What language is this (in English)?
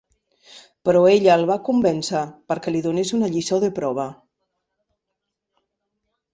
Catalan